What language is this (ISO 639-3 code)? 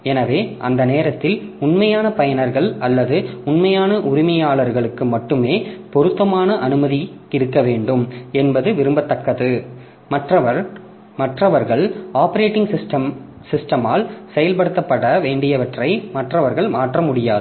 tam